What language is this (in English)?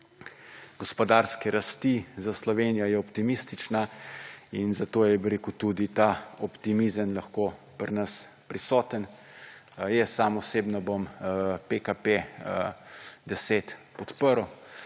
Slovenian